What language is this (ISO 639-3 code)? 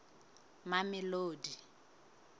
sot